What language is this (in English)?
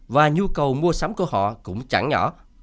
Vietnamese